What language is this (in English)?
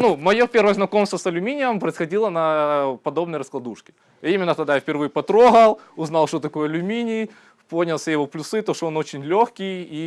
Russian